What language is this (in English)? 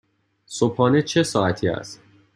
Persian